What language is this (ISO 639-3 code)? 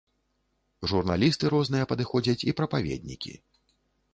bel